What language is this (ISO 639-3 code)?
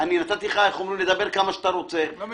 heb